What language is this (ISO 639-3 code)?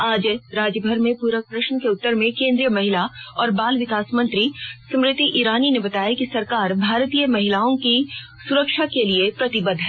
hin